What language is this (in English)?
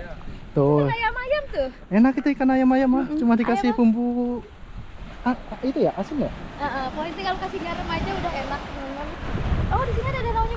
Indonesian